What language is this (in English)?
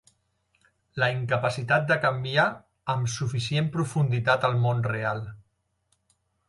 Catalan